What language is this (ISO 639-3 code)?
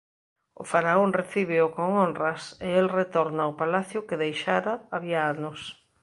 glg